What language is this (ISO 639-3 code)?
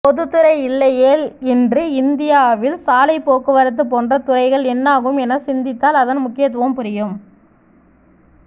tam